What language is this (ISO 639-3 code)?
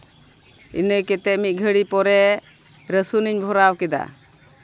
sat